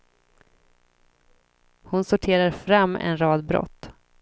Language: Swedish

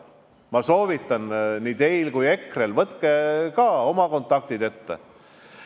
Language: Estonian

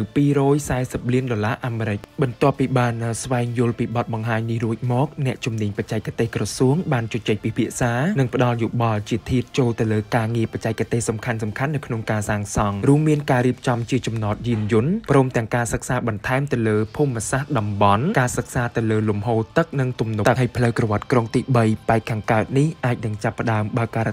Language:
Thai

